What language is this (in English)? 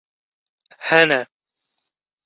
Kurdish